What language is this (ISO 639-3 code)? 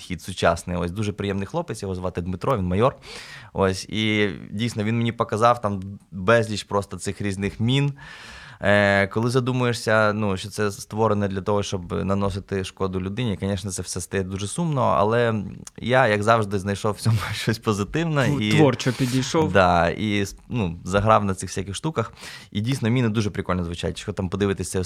ukr